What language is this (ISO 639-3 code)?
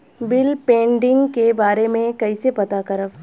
bho